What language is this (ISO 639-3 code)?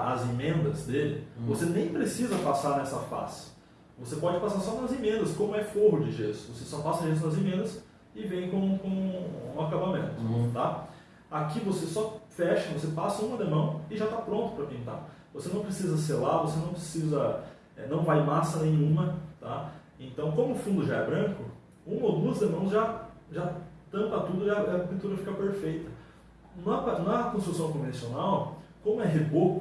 por